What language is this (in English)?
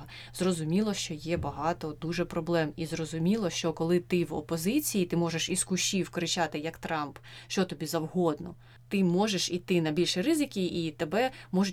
Ukrainian